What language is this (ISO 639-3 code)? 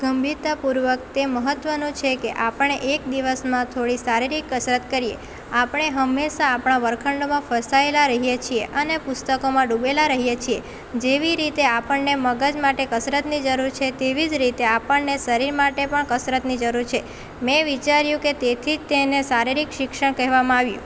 guj